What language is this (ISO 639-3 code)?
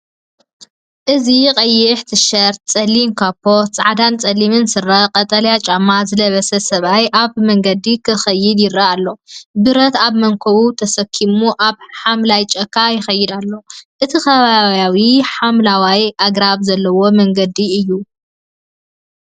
tir